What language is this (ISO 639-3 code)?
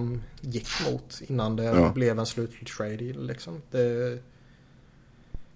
swe